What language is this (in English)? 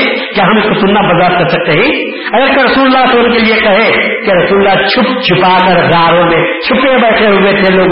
Urdu